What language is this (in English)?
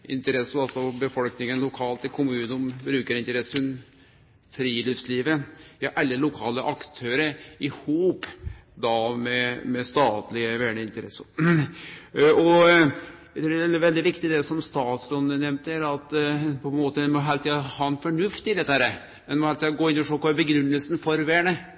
Norwegian Nynorsk